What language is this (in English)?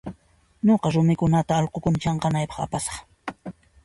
Puno Quechua